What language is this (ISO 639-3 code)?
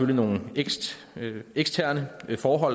dan